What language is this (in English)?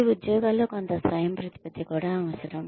Telugu